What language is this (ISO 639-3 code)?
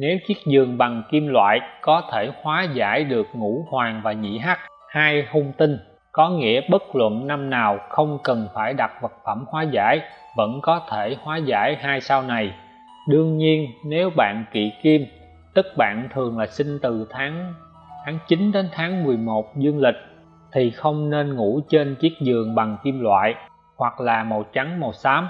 vie